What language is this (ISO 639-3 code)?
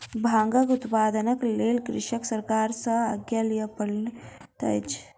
mai